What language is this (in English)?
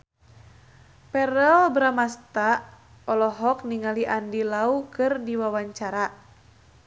Sundanese